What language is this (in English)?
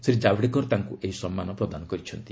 Odia